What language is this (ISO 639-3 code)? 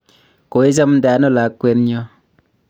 kln